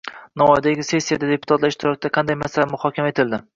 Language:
Uzbek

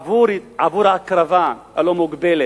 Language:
Hebrew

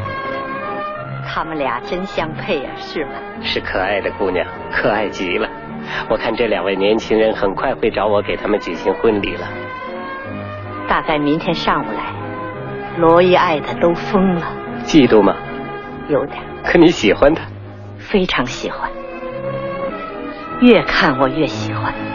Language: Chinese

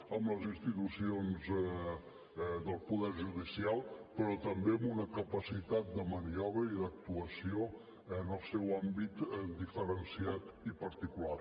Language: Catalan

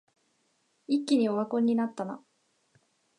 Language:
Japanese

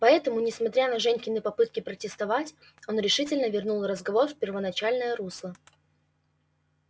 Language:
Russian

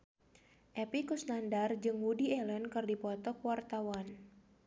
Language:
Sundanese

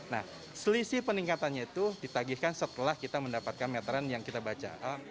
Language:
Indonesian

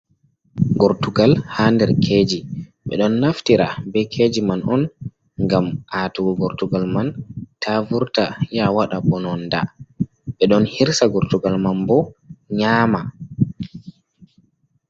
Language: Fula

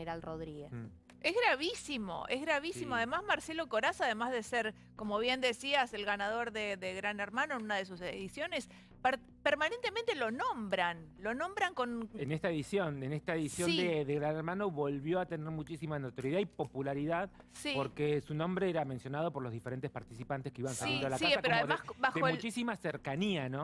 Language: Spanish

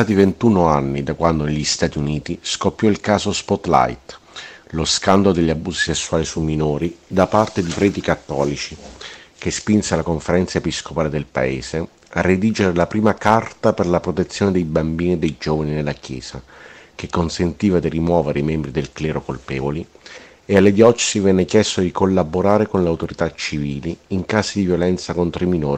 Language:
Italian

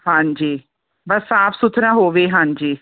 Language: Punjabi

